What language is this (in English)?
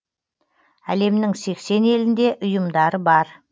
Kazakh